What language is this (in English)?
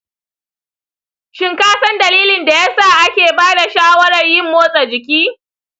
Hausa